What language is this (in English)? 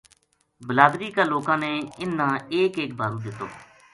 Gujari